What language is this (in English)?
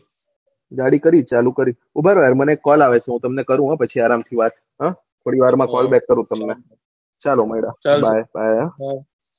Gujarati